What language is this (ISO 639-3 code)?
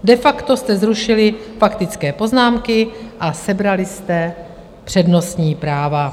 ces